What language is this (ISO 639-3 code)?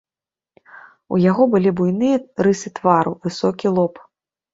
bel